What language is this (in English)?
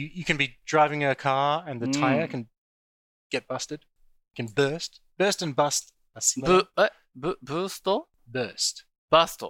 Japanese